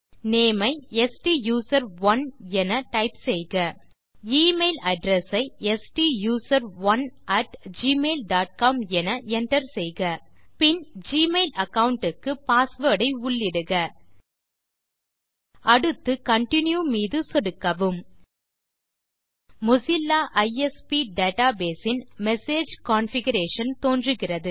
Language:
Tamil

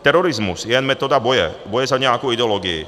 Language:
Czech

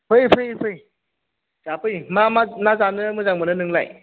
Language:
Bodo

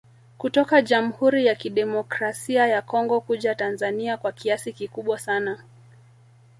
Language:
Swahili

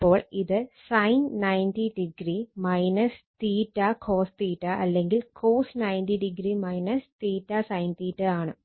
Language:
Malayalam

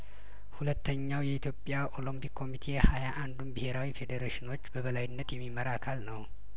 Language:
Amharic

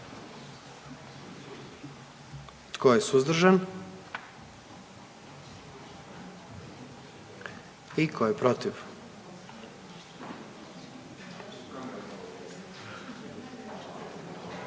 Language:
Croatian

